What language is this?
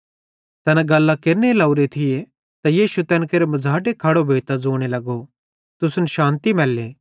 Bhadrawahi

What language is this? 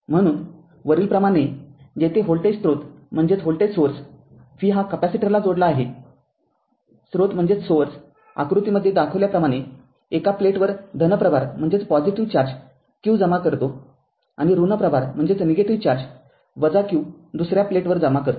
Marathi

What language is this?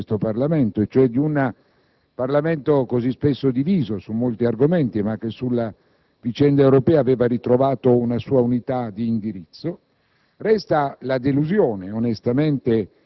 Italian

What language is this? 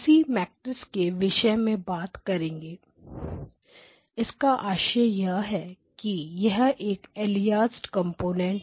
Hindi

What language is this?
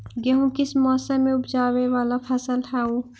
Magahi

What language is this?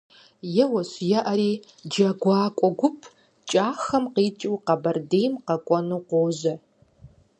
Kabardian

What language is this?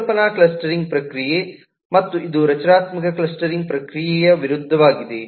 Kannada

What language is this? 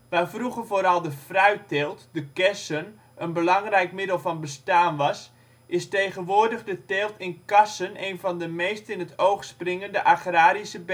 Dutch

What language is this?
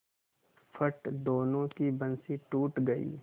Hindi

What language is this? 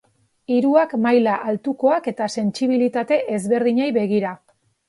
Basque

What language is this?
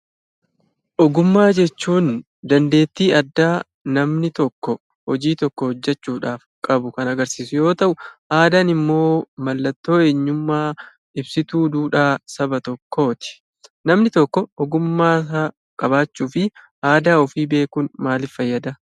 Oromo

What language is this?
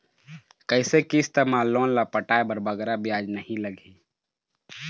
Chhattisgarhi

